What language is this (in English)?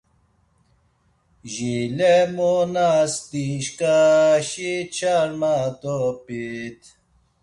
Laz